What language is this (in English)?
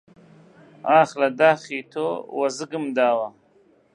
Central Kurdish